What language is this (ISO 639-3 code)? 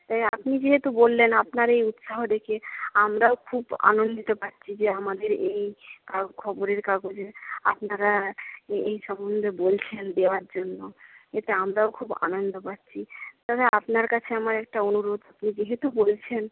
ben